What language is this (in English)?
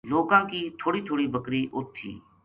Gujari